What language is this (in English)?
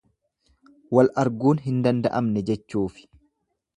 Oromo